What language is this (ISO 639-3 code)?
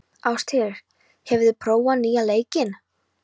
isl